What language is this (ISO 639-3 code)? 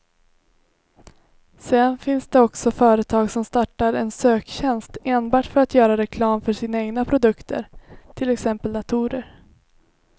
swe